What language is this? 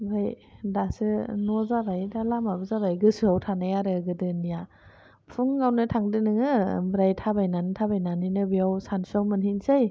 Bodo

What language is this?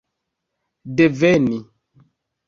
Esperanto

